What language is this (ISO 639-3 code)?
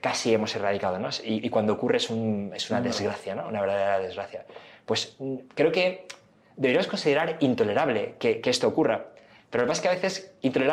spa